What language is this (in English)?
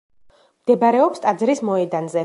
Georgian